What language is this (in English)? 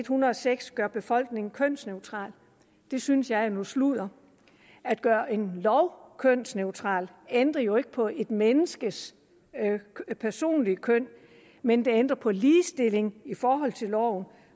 Danish